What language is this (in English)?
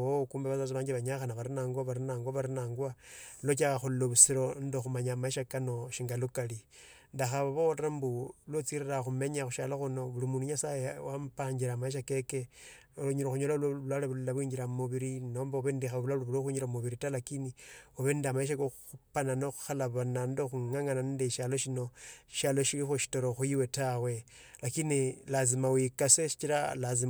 Tsotso